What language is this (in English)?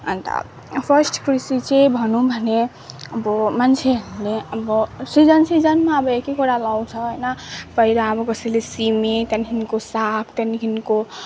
Nepali